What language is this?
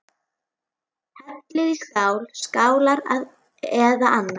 Icelandic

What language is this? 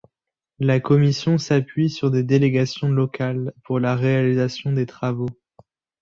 French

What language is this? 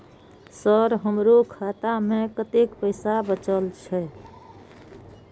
Maithili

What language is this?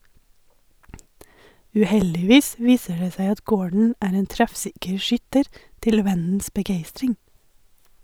Norwegian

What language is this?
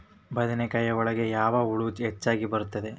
Kannada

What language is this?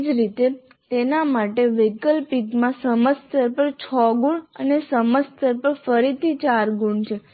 Gujarati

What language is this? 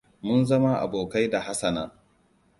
Hausa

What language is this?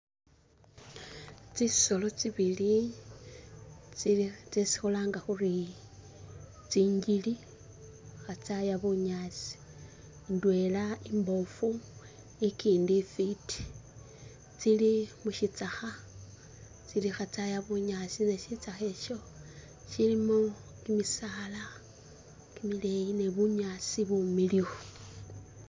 Masaaba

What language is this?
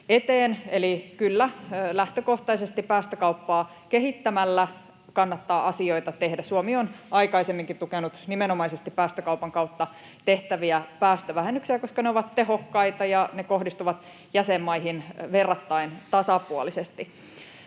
Finnish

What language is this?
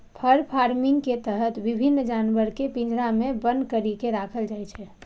Maithili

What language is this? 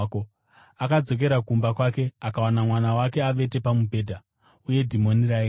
Shona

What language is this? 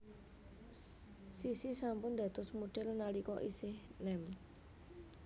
Javanese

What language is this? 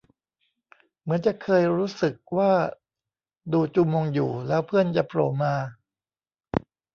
Thai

